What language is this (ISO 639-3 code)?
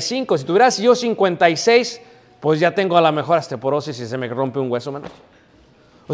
spa